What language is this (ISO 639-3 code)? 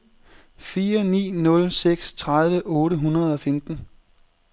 dan